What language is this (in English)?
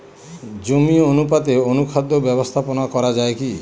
Bangla